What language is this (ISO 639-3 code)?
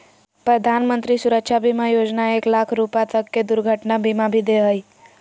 mag